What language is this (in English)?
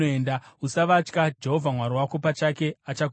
Shona